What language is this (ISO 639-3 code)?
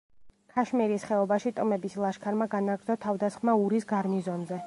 kat